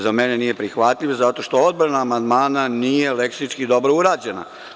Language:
Serbian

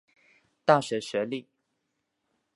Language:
Chinese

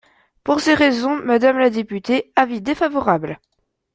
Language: French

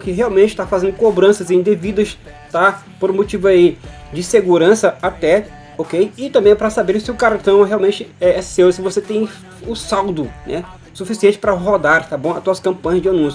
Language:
Portuguese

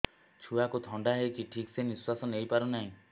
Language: Odia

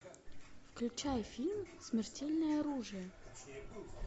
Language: Russian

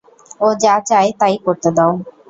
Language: Bangla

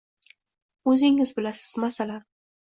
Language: Uzbek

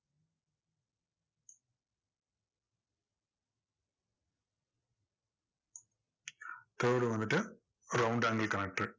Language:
Tamil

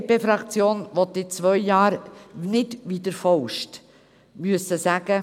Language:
Swiss German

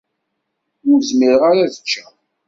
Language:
Kabyle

